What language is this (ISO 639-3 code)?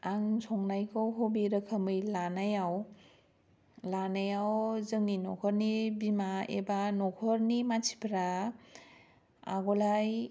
brx